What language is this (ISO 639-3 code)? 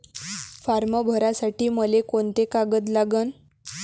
mar